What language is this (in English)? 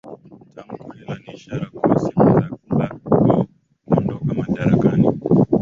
Swahili